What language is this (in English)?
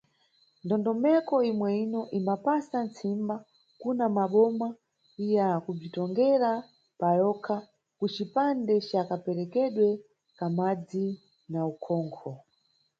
Nyungwe